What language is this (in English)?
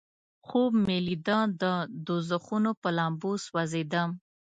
Pashto